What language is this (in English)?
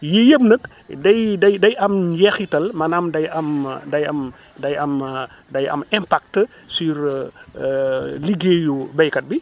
Wolof